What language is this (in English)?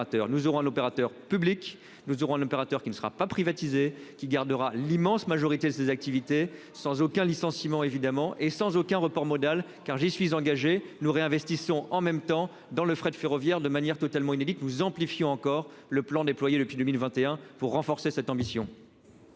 French